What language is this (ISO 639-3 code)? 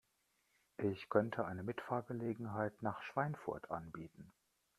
deu